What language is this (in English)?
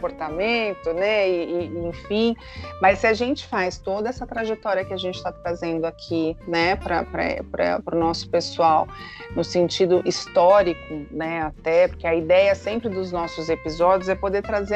Portuguese